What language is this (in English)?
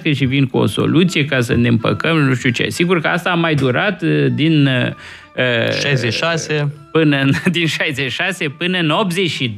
Romanian